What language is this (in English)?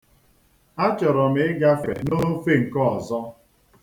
Igbo